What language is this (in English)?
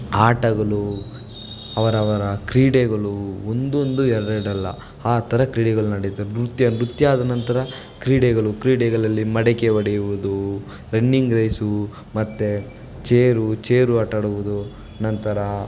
Kannada